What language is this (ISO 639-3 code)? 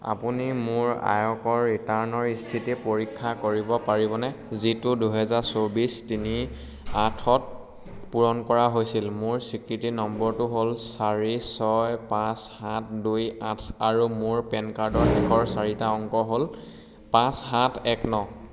asm